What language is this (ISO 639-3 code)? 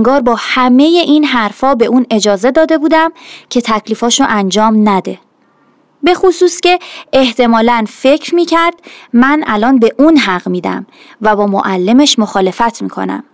fas